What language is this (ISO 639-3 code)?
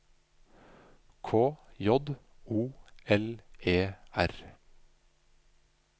nor